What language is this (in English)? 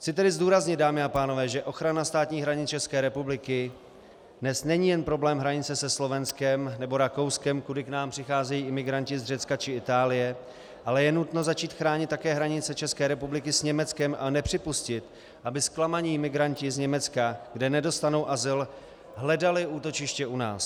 Czech